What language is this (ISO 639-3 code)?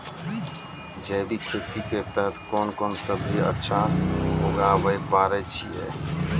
mai